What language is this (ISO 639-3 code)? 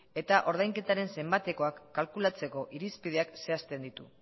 eus